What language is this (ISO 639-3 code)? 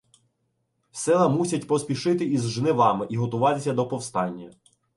ukr